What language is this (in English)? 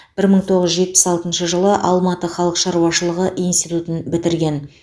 Kazakh